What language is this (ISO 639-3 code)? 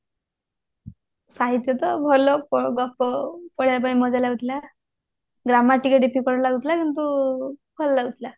ori